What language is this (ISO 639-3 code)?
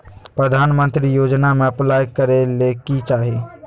mag